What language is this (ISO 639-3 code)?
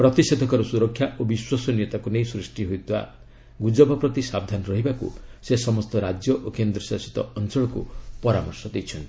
ori